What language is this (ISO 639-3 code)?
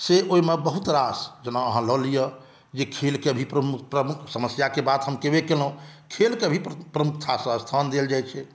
mai